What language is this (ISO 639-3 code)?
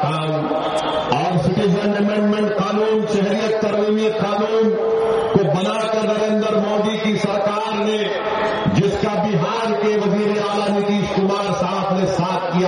urd